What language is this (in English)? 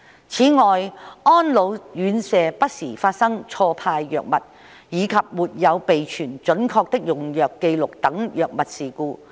Cantonese